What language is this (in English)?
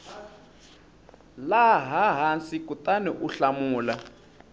Tsonga